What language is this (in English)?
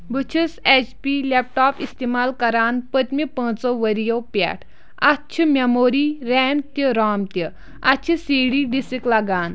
Kashmiri